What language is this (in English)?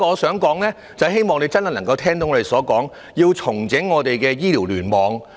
Cantonese